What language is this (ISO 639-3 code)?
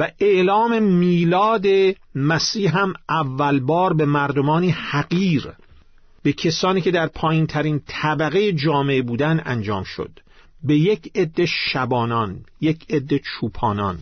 fas